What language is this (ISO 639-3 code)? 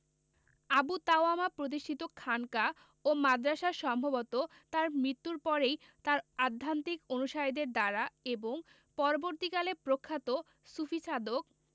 ben